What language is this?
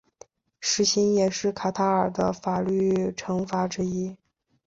Chinese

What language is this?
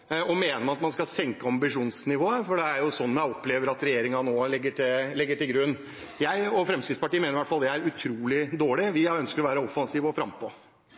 Norwegian Bokmål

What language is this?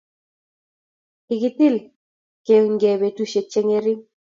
Kalenjin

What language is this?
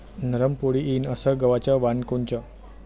Marathi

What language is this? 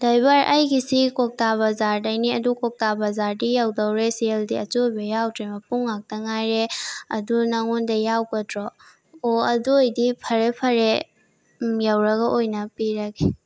Manipuri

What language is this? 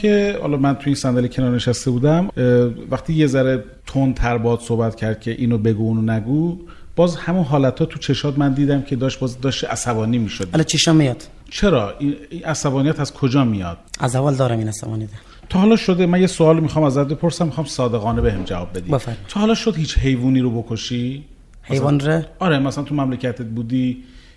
Persian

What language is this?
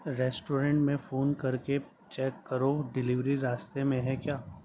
Urdu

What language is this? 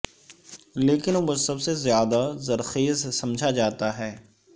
Urdu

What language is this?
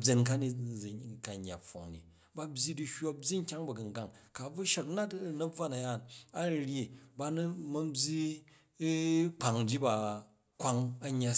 Jju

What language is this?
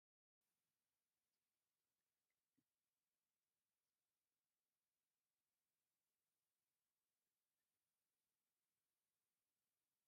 Tigrinya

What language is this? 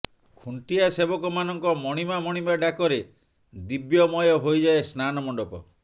Odia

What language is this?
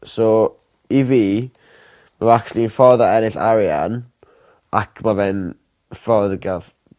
Welsh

